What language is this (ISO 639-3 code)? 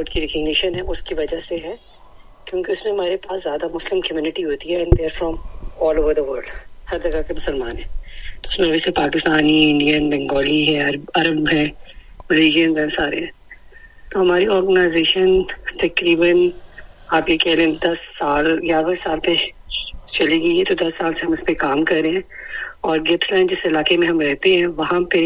urd